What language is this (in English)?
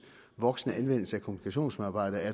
Danish